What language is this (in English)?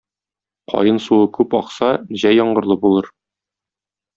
Tatar